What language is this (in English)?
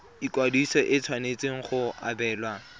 Tswana